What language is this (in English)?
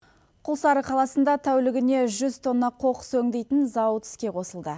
Kazakh